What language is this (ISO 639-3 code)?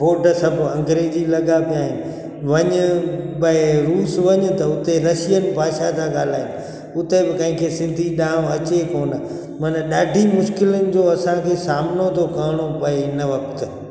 snd